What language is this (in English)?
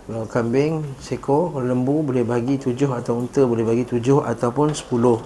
Malay